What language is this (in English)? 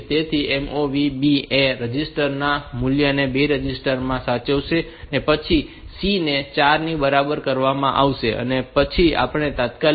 Gujarati